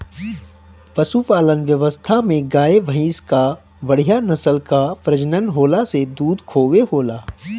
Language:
Bhojpuri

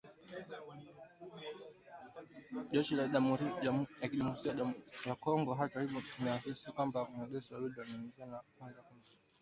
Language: Swahili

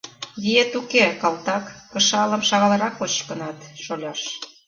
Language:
Mari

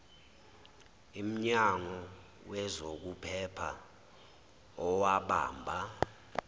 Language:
Zulu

